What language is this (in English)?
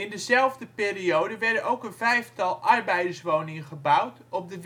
Dutch